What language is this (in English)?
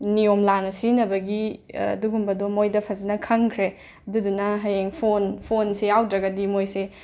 Manipuri